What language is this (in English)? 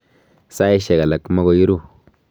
Kalenjin